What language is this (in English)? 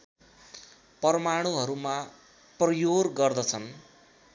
Nepali